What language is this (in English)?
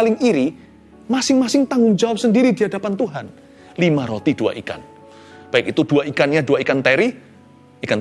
Indonesian